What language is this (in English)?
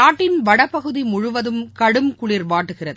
Tamil